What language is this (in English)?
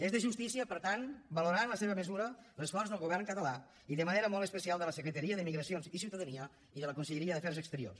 Catalan